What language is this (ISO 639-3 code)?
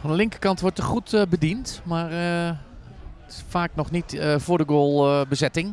nld